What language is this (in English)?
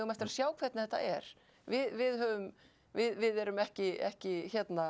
Icelandic